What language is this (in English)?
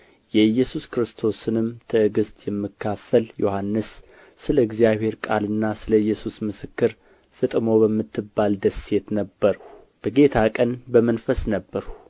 Amharic